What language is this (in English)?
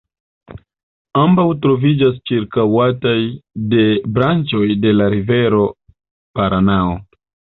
Esperanto